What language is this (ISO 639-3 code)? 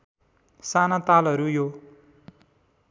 nep